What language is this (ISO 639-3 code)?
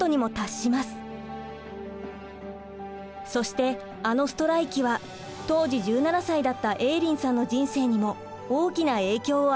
jpn